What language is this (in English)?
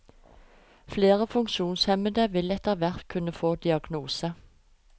Norwegian